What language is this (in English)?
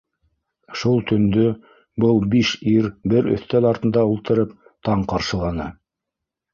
Bashkir